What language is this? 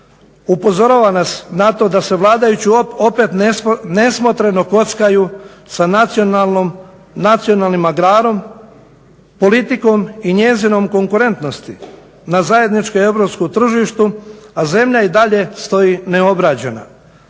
Croatian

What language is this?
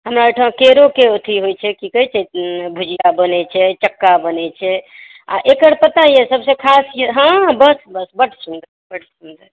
Maithili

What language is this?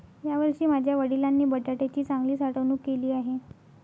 Marathi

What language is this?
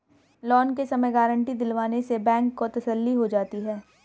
Hindi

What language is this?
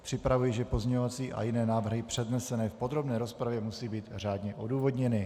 Czech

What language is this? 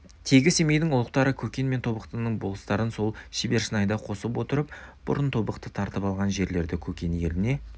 Kazakh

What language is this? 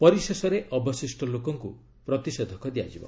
Odia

